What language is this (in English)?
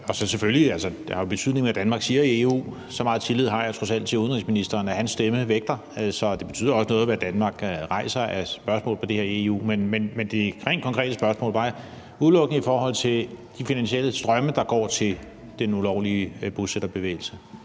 Danish